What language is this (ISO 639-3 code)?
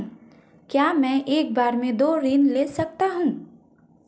hin